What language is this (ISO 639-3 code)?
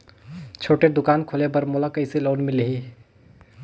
hne